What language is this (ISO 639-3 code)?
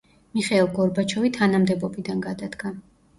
kat